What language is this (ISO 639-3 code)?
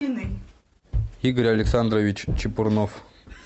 rus